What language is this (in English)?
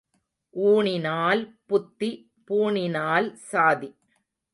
Tamil